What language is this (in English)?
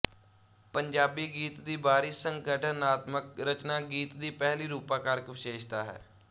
Punjabi